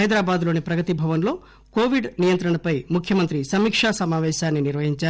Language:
Telugu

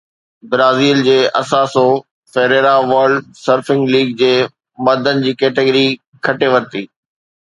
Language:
Sindhi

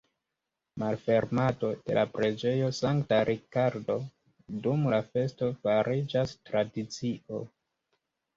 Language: Esperanto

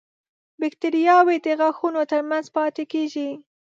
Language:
Pashto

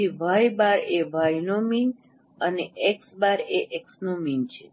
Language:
Gujarati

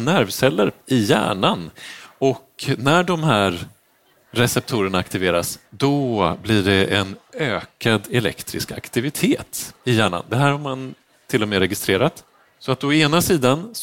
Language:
Swedish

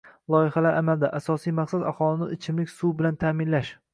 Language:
Uzbek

